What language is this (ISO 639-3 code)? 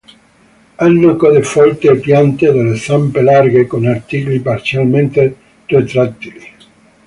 ita